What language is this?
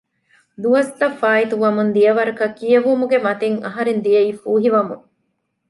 Divehi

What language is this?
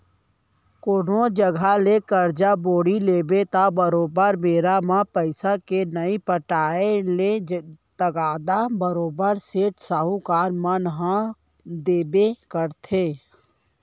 Chhattisgarhi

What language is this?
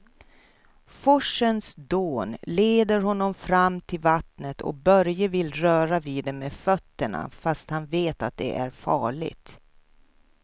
Swedish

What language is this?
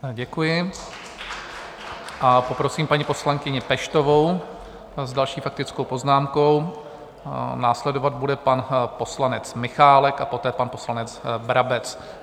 Czech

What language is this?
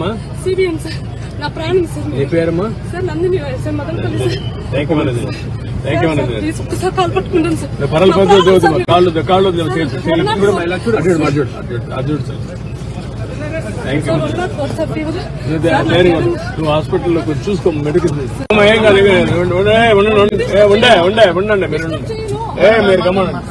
Telugu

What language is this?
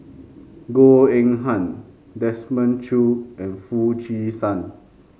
English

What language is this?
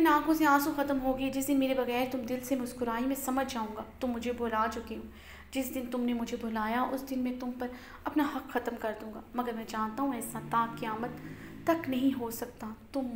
Hindi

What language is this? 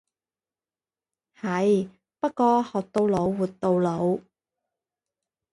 Cantonese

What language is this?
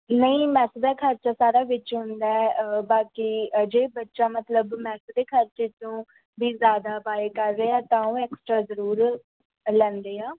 Punjabi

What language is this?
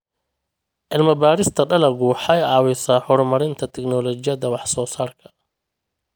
Somali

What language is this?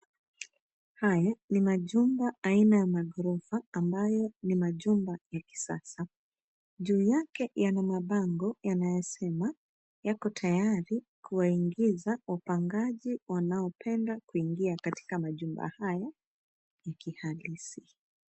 Swahili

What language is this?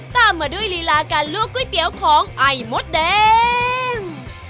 Thai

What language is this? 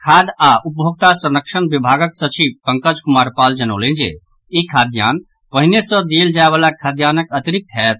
Maithili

